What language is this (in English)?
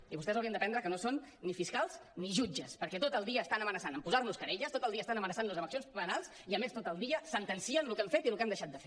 Catalan